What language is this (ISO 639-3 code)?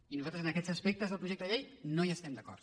cat